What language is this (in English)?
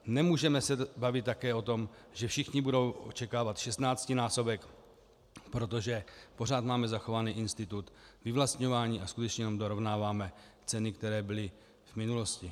Czech